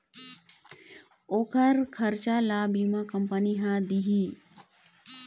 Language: Chhattisgarhi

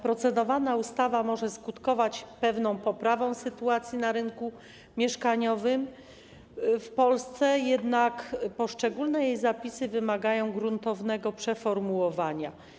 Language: Polish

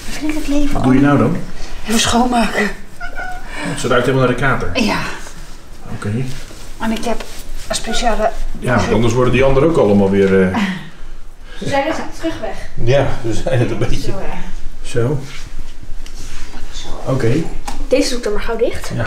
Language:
Dutch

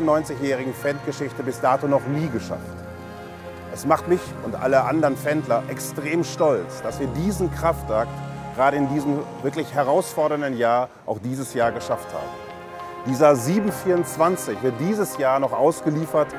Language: German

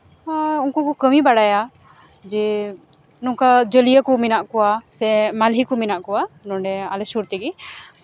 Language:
Santali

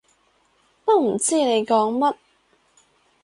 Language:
Cantonese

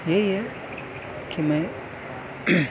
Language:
Urdu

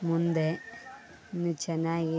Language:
Kannada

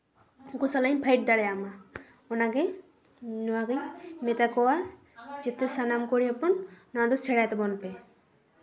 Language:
Santali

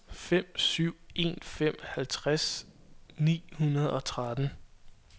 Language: Danish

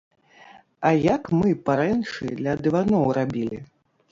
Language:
Belarusian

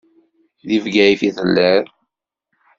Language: Kabyle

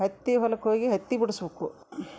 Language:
Kannada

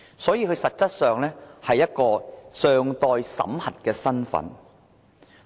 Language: Cantonese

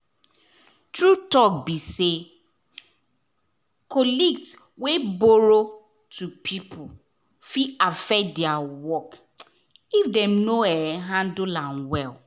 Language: Nigerian Pidgin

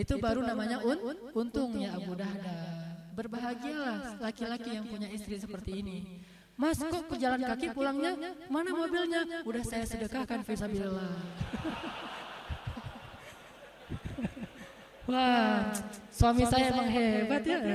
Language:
Indonesian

